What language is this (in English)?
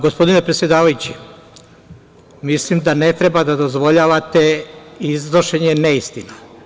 Serbian